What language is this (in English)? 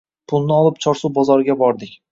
Uzbek